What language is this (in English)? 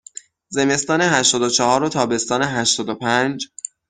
Persian